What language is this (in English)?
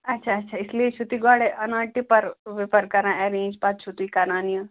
Kashmiri